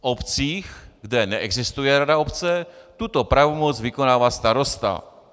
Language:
Czech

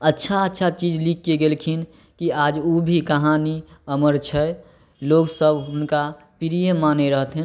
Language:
Maithili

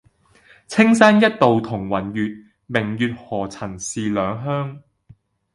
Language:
Cantonese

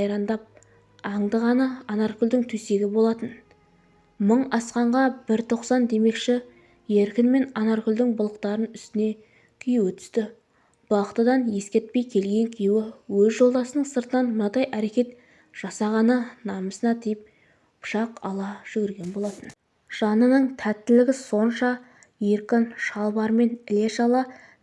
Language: Turkish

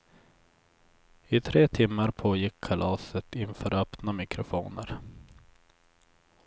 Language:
Swedish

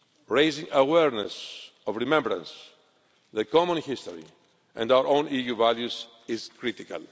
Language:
English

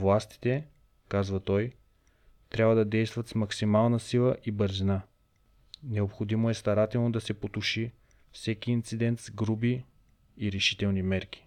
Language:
Bulgarian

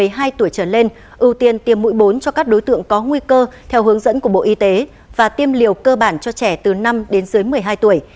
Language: Vietnamese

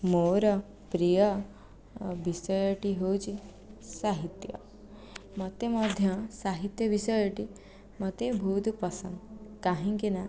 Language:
Odia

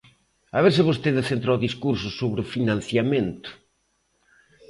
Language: Galician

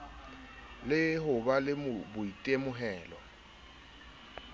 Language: Southern Sotho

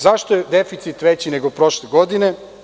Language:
Serbian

